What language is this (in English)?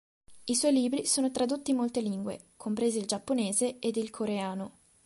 Italian